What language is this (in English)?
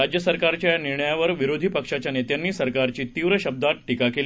Marathi